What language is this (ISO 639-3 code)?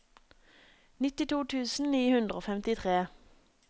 nor